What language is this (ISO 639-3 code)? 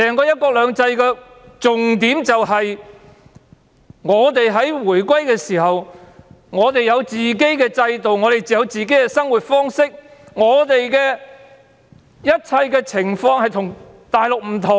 yue